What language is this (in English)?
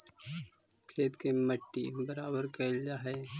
Magahi